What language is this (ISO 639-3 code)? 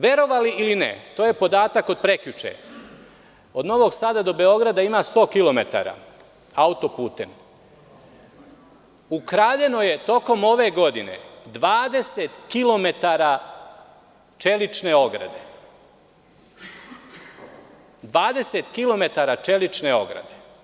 srp